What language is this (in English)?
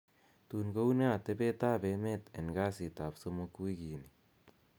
Kalenjin